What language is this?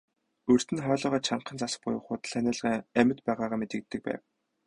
Mongolian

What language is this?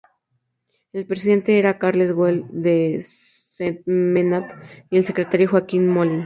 Spanish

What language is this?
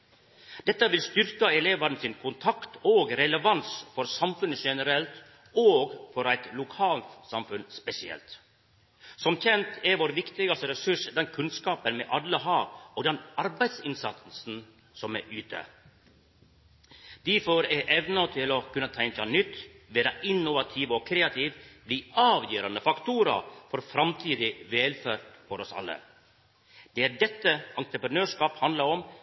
Norwegian Nynorsk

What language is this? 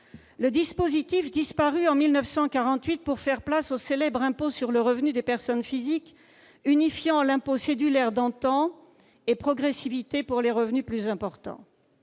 French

